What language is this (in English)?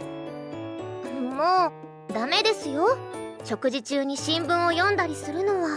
Japanese